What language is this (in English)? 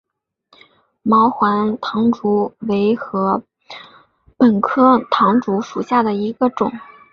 Chinese